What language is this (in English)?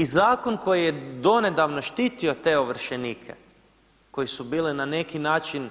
Croatian